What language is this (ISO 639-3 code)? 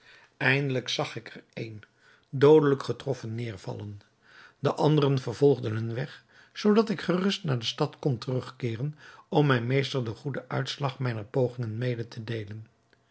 nld